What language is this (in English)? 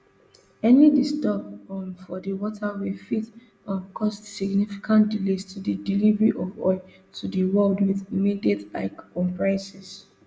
Nigerian Pidgin